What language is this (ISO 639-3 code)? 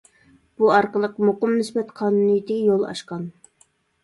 uig